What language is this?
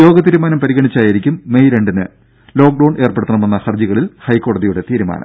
Malayalam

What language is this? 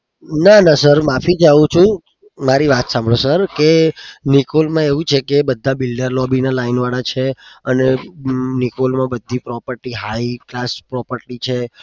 Gujarati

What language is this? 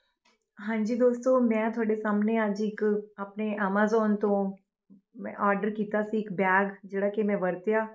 Punjabi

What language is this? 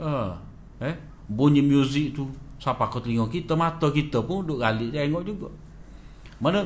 Malay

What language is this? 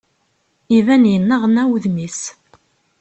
Kabyle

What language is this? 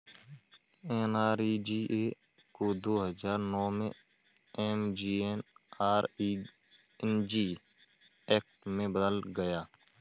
Hindi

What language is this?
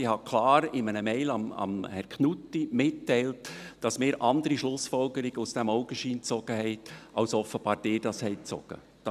Swiss German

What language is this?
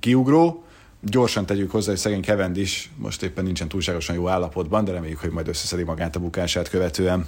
Hungarian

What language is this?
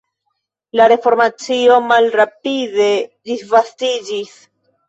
Esperanto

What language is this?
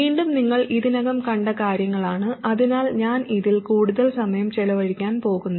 Malayalam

